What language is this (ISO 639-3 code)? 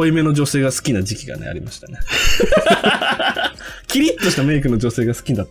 jpn